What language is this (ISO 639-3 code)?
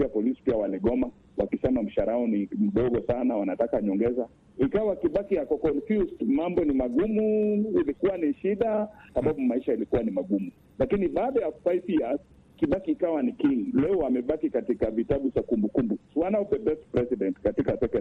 swa